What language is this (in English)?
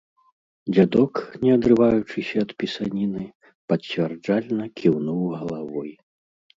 Belarusian